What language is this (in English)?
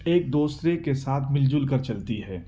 Urdu